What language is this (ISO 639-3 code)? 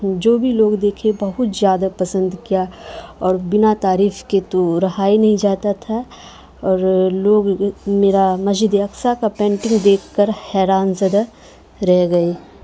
urd